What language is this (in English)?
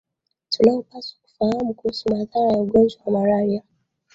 Swahili